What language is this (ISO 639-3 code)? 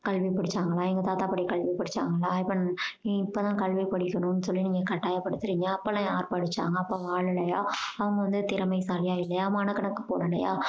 tam